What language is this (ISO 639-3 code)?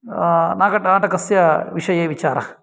san